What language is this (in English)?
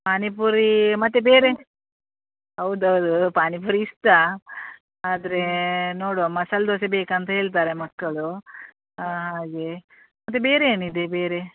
Kannada